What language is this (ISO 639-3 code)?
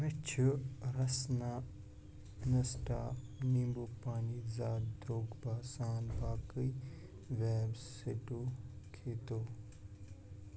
kas